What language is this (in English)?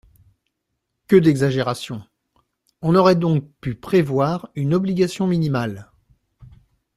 French